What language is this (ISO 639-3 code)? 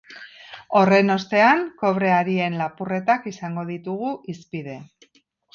eus